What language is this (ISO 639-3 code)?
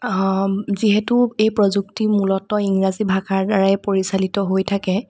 asm